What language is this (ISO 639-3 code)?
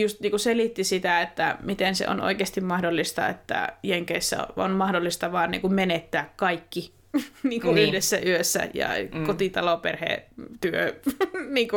fin